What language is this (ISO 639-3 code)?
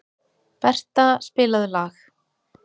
isl